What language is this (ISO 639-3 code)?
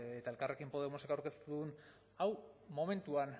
eus